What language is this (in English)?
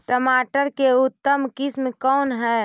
Magahi